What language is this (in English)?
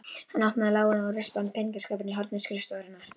Icelandic